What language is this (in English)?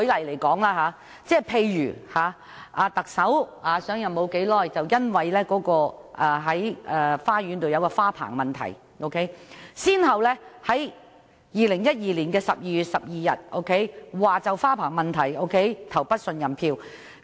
Cantonese